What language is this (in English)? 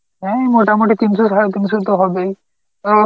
Bangla